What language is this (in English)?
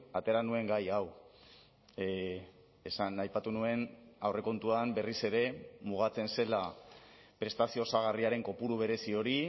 Basque